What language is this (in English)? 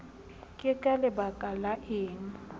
Southern Sotho